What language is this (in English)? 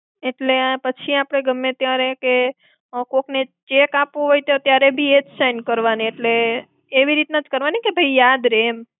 Gujarati